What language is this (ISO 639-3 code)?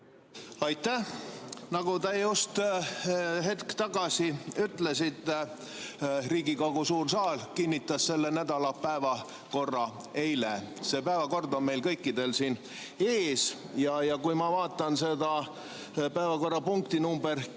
est